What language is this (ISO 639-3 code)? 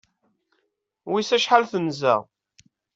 kab